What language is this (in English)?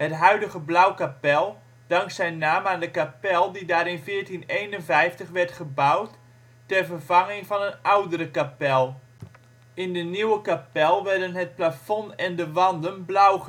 Dutch